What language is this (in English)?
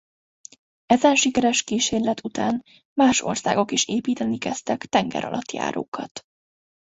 Hungarian